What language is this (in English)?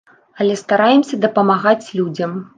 Belarusian